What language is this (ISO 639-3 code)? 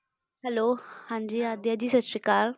pan